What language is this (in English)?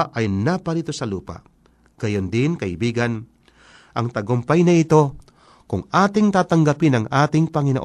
Filipino